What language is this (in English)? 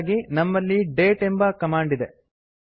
Kannada